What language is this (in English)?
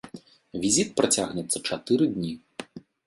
Belarusian